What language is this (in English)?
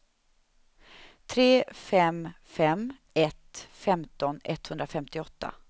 Swedish